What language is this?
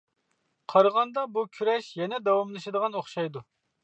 Uyghur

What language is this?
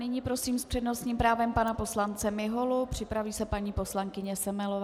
Czech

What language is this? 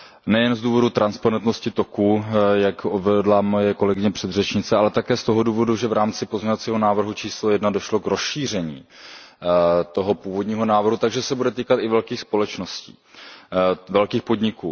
Czech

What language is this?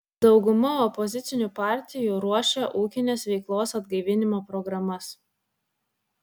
Lithuanian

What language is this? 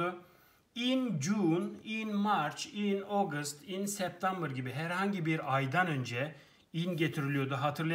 Turkish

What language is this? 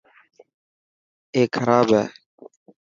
Dhatki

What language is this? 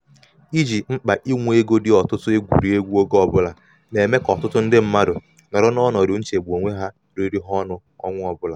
Igbo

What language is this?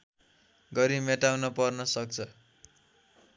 Nepali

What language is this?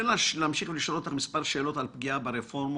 Hebrew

